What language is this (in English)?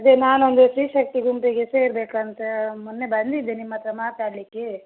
Kannada